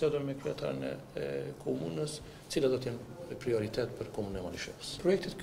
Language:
Romanian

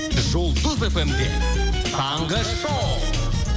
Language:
Kazakh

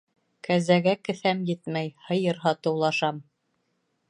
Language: Bashkir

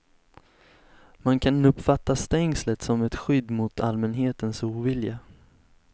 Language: Swedish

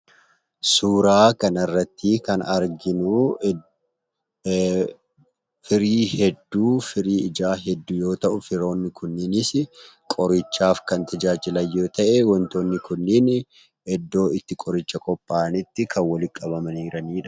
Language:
Oromo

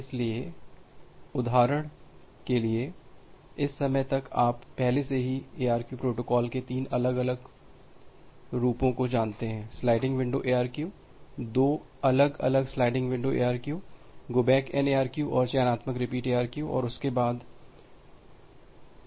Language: Hindi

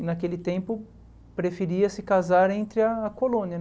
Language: Portuguese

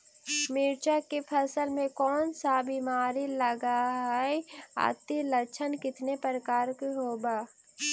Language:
Magahi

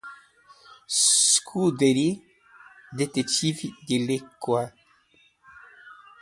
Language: Portuguese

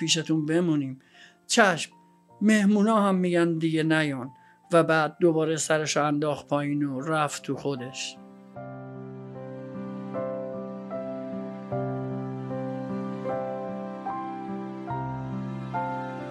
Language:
Persian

